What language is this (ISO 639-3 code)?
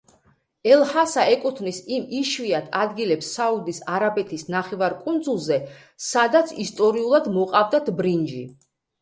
kat